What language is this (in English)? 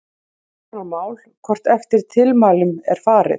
Icelandic